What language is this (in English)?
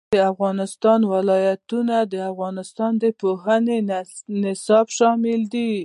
Pashto